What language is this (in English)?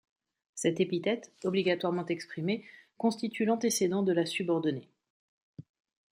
French